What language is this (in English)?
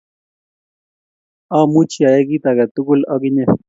Kalenjin